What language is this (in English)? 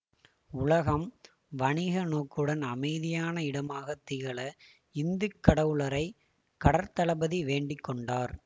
Tamil